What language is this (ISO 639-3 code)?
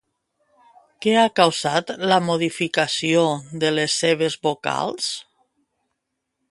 cat